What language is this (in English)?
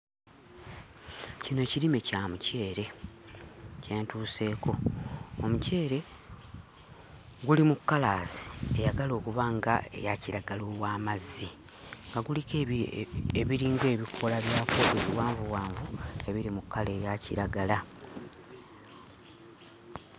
Ganda